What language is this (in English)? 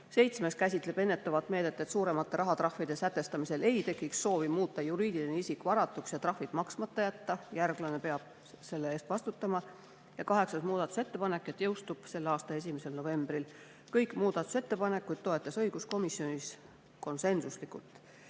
Estonian